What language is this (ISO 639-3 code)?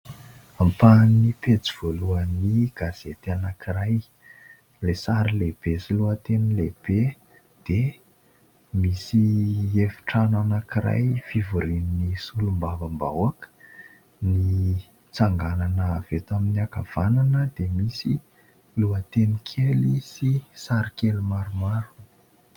mlg